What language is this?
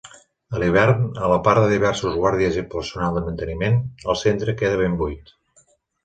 Catalan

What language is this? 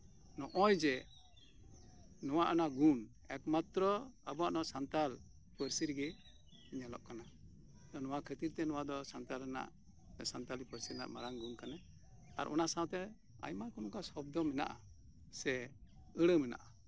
Santali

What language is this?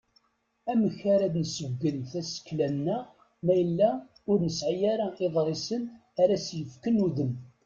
Kabyle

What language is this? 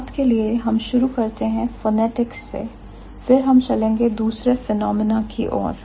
Hindi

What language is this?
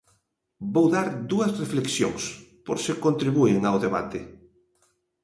Galician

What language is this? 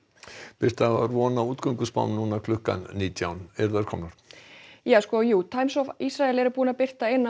Icelandic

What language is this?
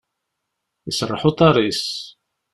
Kabyle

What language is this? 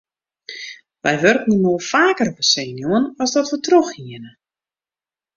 Western Frisian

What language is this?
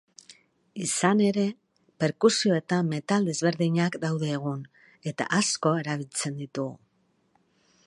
Basque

